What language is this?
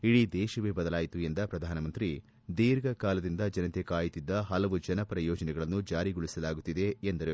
Kannada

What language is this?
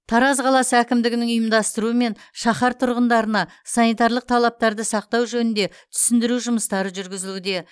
Kazakh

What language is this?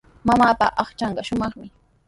Sihuas Ancash Quechua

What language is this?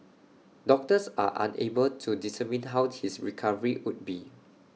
English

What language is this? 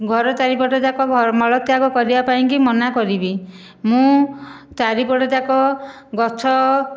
Odia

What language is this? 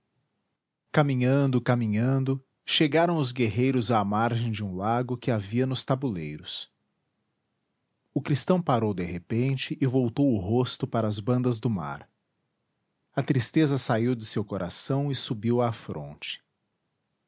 Portuguese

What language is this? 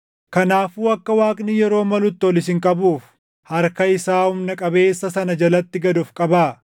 Oromo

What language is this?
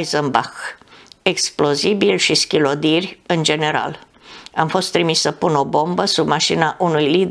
Romanian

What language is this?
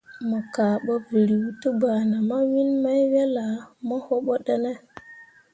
Mundang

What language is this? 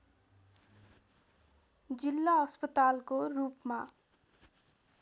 Nepali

